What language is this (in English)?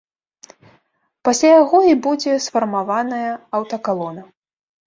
Belarusian